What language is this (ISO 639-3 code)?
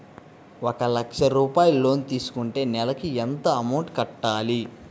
tel